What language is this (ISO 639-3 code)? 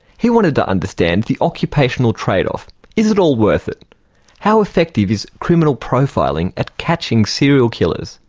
eng